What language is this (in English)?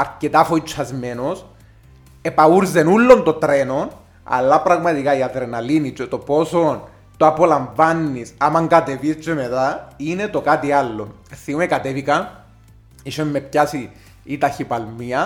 Greek